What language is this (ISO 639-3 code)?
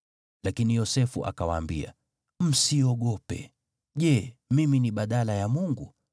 swa